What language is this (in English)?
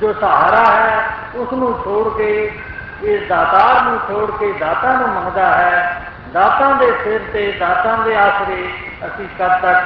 Hindi